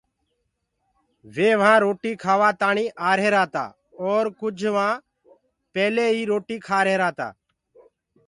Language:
Gurgula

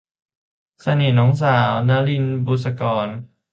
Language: Thai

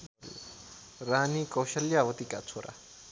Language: Nepali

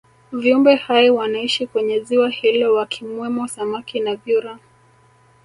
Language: Swahili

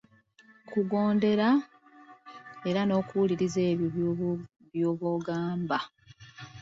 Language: Ganda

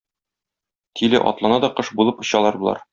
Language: Tatar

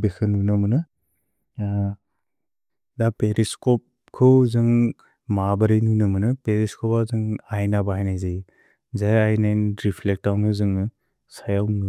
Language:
Bodo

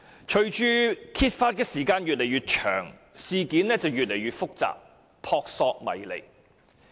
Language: Cantonese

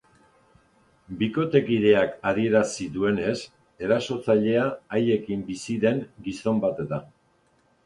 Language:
Basque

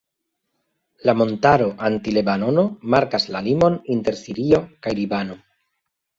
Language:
Esperanto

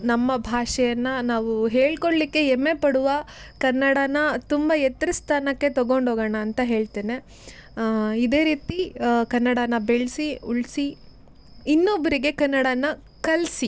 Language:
Kannada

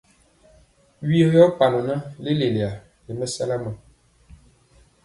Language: Mpiemo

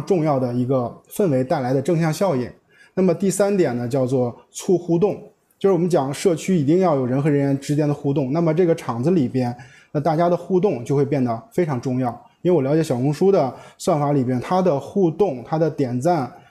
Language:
Chinese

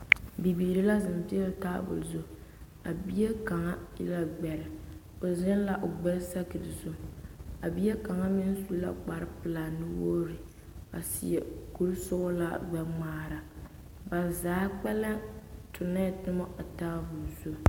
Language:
Southern Dagaare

